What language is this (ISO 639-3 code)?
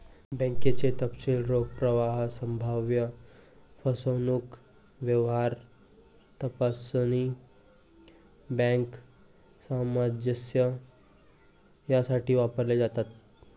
mar